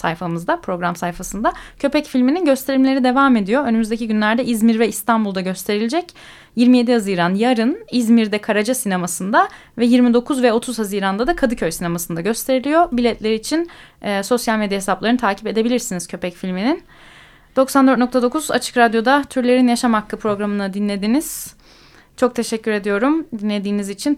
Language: Turkish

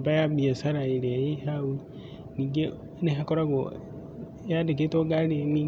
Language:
Kikuyu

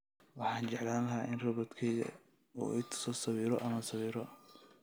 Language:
Somali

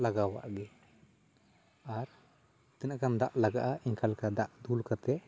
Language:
Santali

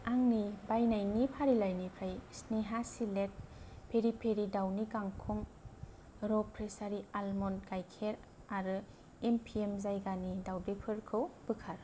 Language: Bodo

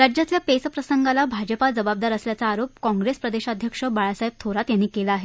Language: Marathi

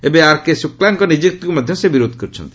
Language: Odia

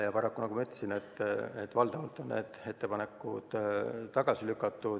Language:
Estonian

